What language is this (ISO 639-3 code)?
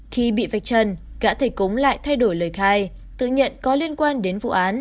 vie